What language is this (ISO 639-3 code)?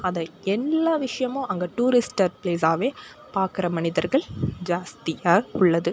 tam